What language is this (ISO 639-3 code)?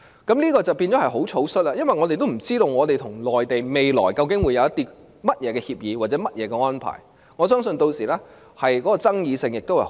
yue